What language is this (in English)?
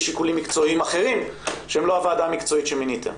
Hebrew